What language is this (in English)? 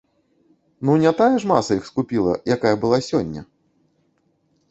Belarusian